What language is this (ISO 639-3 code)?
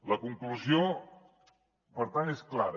cat